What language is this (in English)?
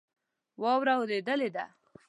Pashto